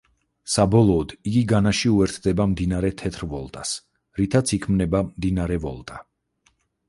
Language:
Georgian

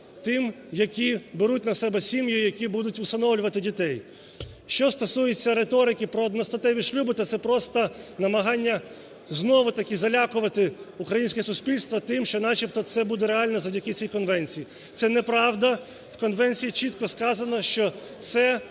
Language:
Ukrainian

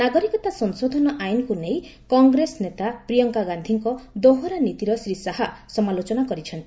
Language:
Odia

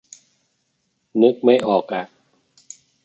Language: Thai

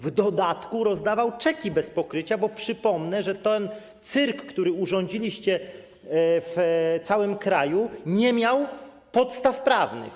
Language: Polish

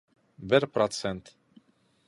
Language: Bashkir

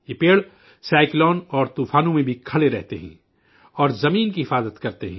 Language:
Urdu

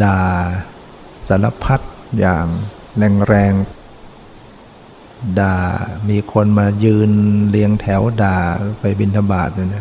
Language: Thai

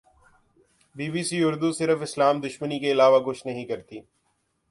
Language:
Urdu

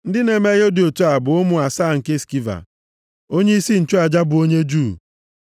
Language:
Igbo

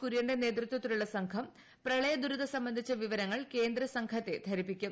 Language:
Malayalam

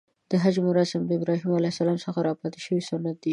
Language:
Pashto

